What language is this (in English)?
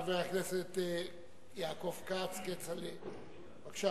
Hebrew